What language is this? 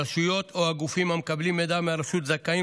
Hebrew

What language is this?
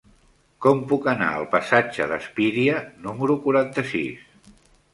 Catalan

